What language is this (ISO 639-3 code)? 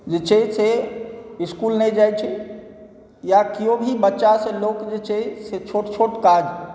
mai